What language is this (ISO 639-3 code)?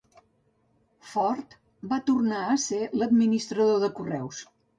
cat